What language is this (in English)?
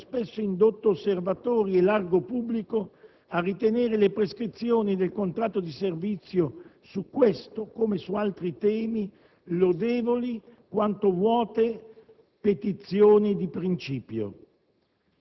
Italian